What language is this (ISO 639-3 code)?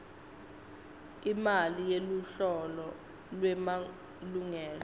ssw